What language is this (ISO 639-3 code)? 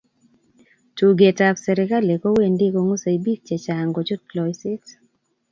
kln